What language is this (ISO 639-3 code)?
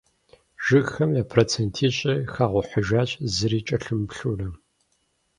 kbd